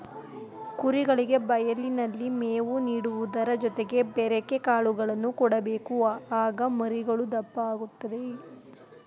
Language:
Kannada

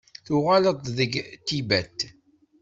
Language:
Kabyle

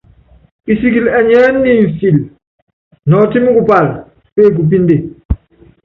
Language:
Yangben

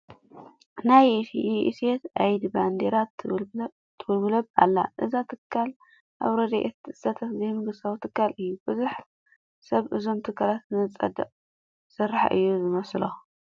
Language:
Tigrinya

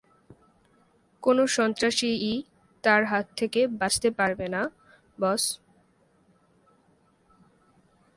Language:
Bangla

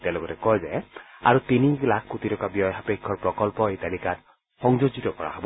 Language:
Assamese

